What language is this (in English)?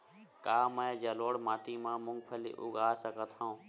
Chhattisgarhi